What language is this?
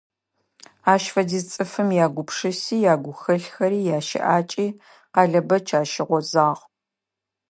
Adyghe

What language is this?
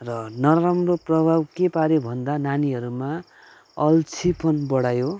Nepali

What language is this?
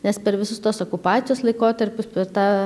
Lithuanian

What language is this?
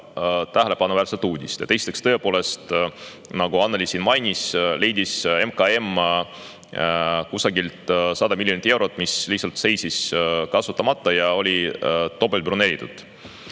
Estonian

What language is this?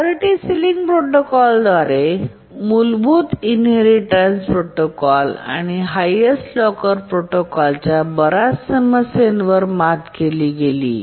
Marathi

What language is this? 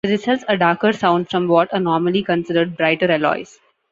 English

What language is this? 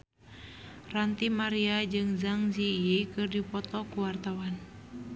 Sundanese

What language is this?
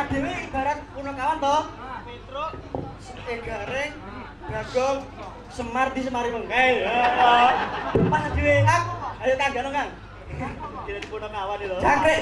Indonesian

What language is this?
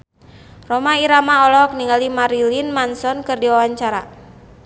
Sundanese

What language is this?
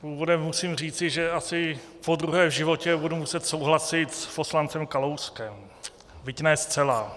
Czech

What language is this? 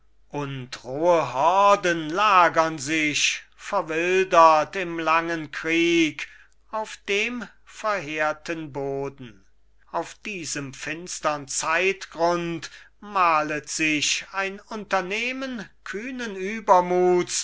German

